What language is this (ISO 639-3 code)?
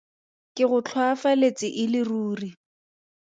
tsn